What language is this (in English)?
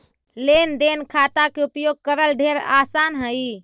Magahi